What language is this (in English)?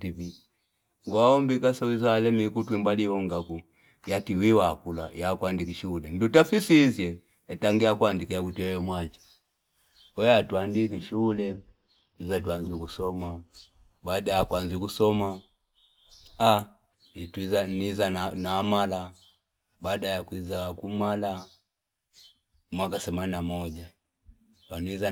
Fipa